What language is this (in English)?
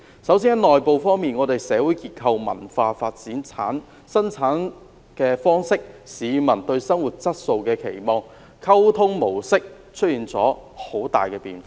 Cantonese